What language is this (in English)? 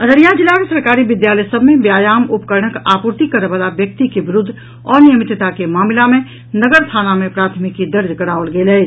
Maithili